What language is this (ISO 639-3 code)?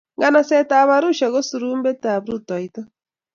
kln